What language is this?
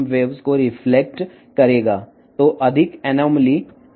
Telugu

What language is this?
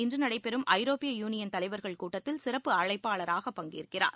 Tamil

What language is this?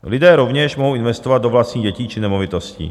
Czech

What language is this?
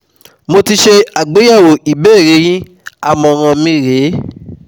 Yoruba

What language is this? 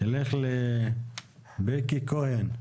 Hebrew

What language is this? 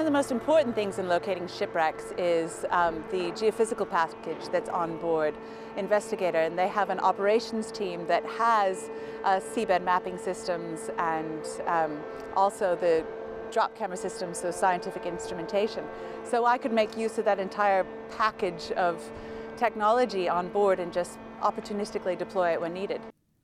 Italian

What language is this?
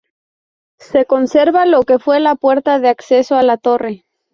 Spanish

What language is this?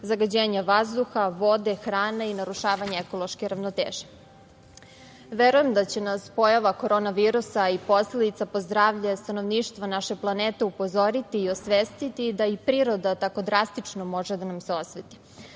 Serbian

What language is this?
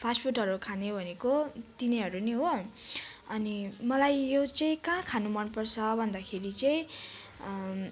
Nepali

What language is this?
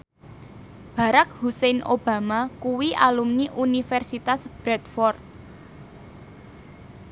Javanese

